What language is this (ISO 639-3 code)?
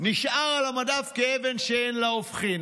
heb